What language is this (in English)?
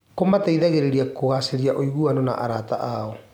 Kikuyu